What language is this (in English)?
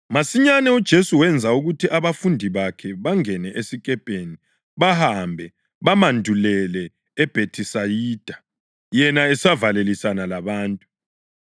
North Ndebele